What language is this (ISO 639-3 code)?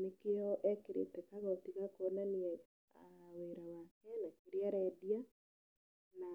kik